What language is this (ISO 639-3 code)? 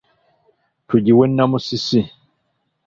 lug